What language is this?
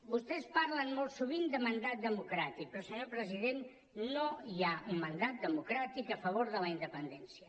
Catalan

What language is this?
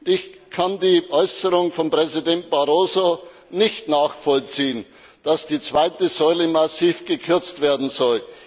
German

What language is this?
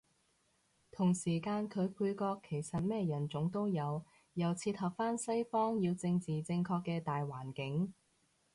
Cantonese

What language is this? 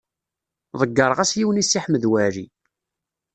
Kabyle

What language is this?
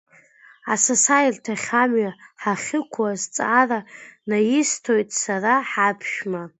Abkhazian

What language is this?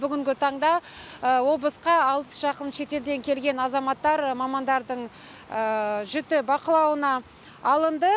Kazakh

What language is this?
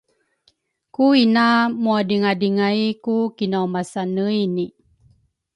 Rukai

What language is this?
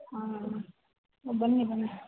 Kannada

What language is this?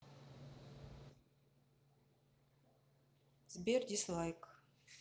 Russian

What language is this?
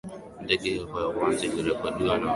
Swahili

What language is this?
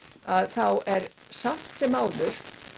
Icelandic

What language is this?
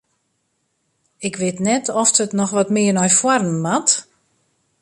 Western Frisian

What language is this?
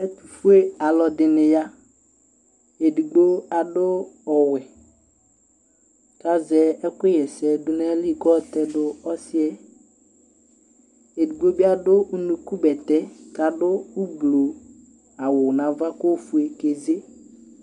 Ikposo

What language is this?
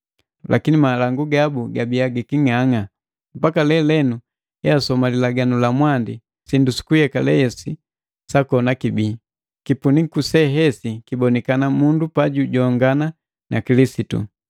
Matengo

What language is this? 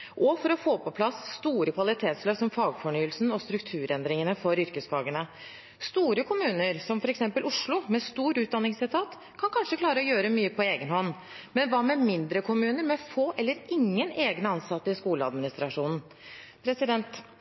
Norwegian Bokmål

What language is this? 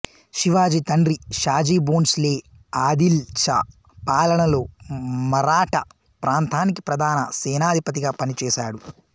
Telugu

